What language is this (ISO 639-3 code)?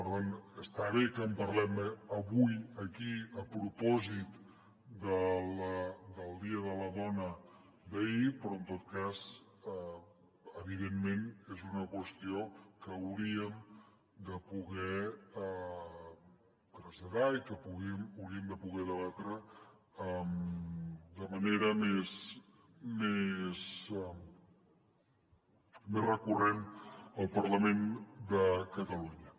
cat